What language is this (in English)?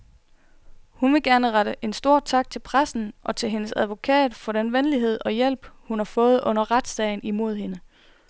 Danish